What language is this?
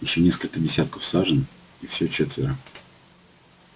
Russian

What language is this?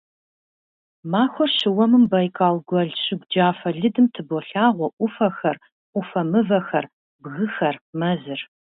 Kabardian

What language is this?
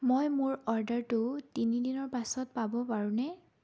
Assamese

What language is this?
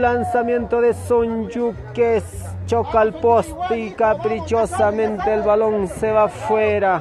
Spanish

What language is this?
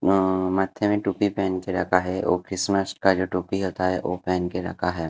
Hindi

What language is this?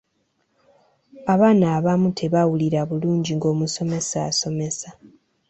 Ganda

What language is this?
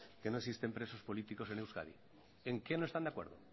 Spanish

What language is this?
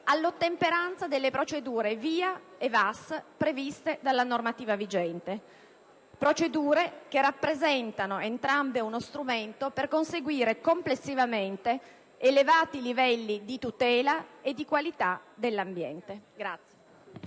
Italian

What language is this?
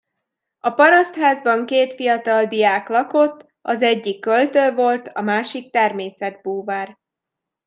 Hungarian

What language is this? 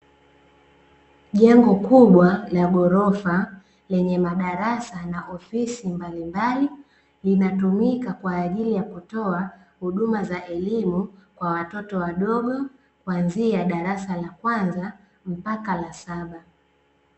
Swahili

